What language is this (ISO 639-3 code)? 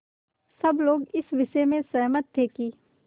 hin